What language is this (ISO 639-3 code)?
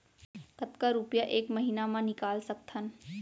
hne